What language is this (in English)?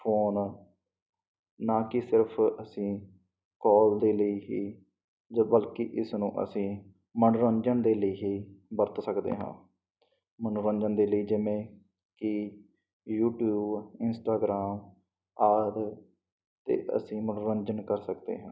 Punjabi